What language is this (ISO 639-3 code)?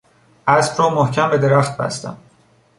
fas